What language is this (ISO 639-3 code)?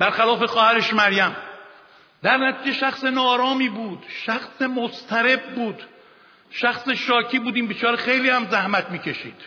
fas